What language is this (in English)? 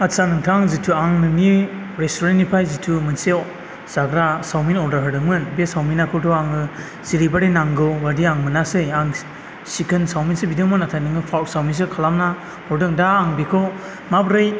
Bodo